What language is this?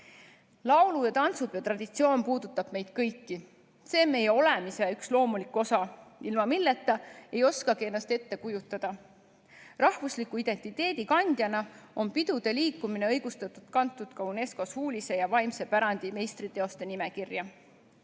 Estonian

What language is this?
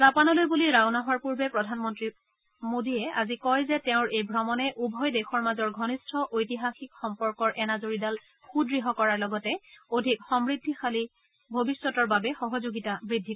Assamese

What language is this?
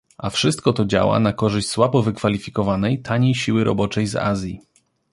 Polish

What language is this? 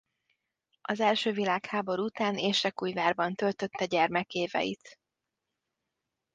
Hungarian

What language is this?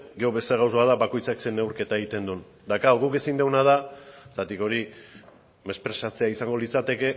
Basque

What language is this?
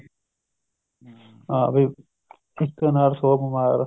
Punjabi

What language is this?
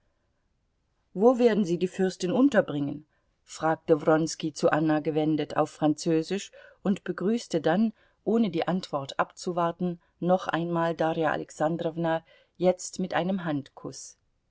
German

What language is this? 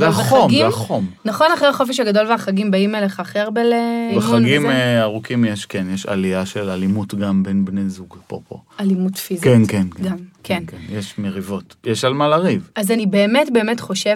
Hebrew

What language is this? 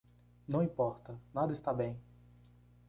Portuguese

